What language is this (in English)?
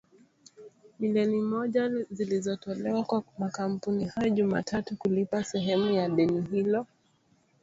Swahili